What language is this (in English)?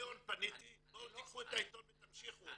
Hebrew